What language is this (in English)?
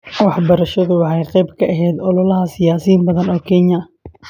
Somali